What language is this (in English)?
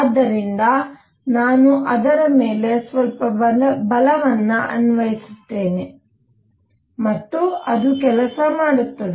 Kannada